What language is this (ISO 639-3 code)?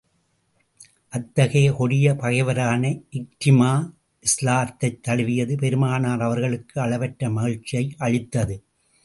tam